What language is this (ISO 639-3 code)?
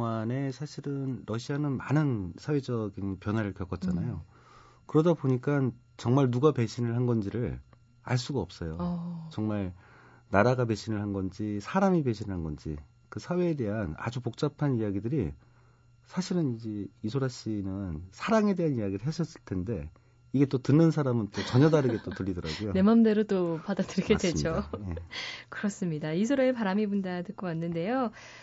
kor